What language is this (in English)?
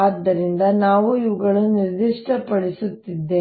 Kannada